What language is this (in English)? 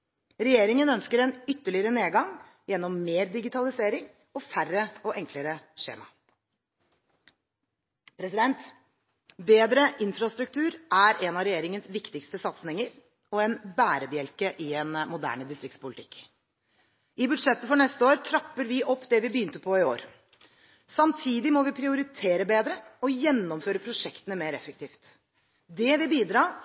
Norwegian Bokmål